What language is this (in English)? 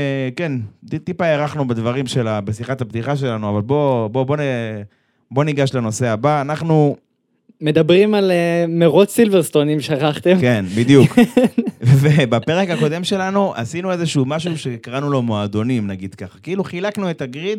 Hebrew